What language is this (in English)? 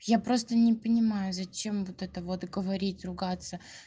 Russian